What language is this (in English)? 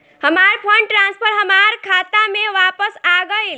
Bhojpuri